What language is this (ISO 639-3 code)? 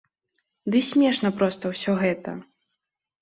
bel